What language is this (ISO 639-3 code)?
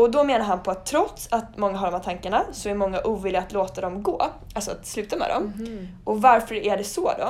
swe